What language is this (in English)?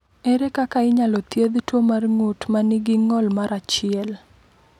Luo (Kenya and Tanzania)